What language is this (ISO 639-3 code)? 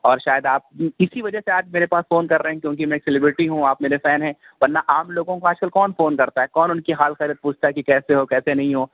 urd